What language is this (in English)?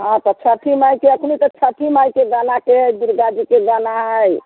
Maithili